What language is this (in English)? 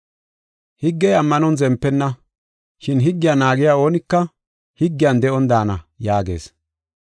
Gofa